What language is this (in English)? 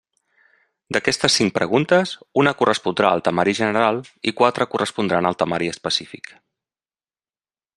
Catalan